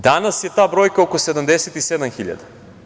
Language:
Serbian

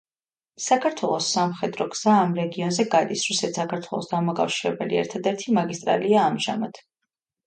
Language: Georgian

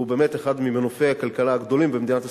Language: Hebrew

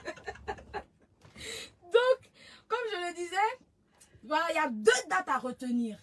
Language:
French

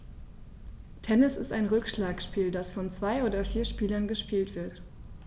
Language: German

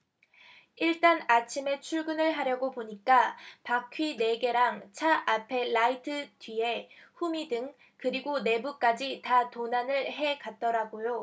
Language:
Korean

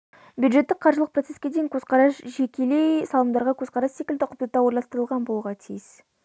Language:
Kazakh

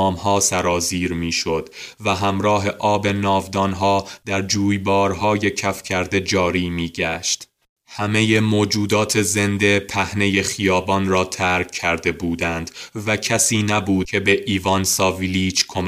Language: Persian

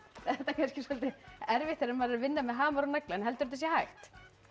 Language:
Icelandic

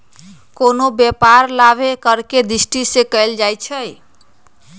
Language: Magahi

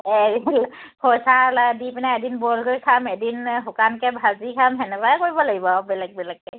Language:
Assamese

